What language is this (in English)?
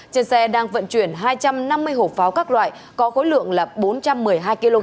Vietnamese